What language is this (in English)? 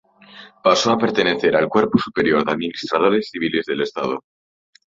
Spanish